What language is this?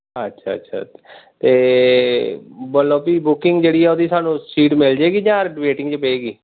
Punjabi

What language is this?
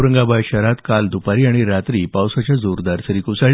Marathi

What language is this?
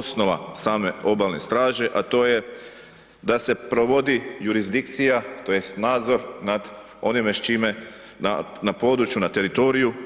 Croatian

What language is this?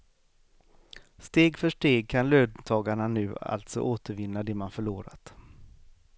Swedish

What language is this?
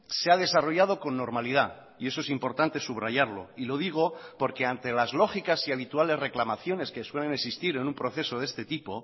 Spanish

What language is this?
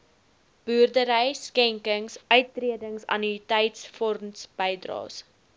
Afrikaans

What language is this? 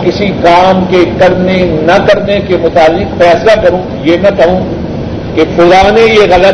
Urdu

